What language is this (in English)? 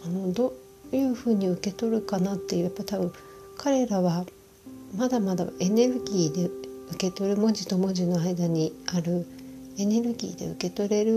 Japanese